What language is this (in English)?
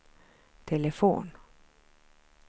Swedish